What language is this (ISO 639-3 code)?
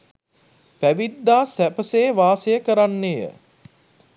sin